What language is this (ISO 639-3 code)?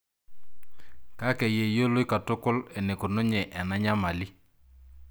mas